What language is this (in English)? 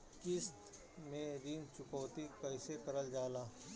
Bhojpuri